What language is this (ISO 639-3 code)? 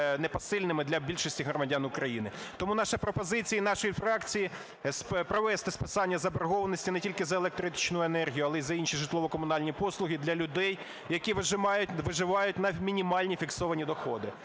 ukr